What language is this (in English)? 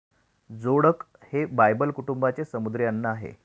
Marathi